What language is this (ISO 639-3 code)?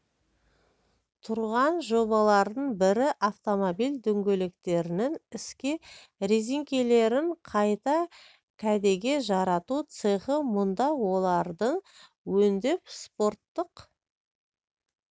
kaz